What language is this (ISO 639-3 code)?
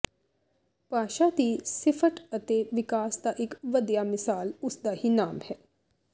pan